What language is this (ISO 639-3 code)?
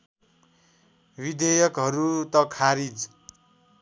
nep